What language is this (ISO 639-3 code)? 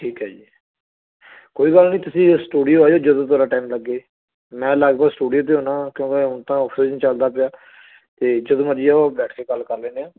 pan